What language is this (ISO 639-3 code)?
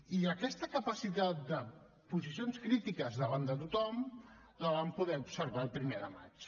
cat